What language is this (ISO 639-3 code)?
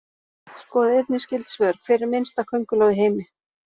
isl